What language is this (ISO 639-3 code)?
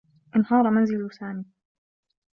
ara